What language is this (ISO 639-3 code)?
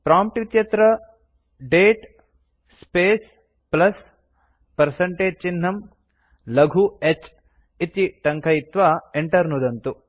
san